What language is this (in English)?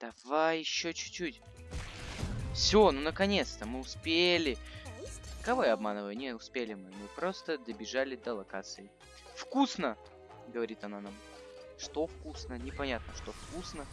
Russian